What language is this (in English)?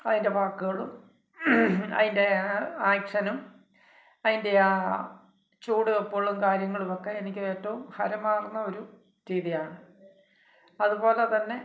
Malayalam